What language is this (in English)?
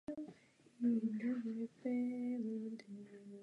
Czech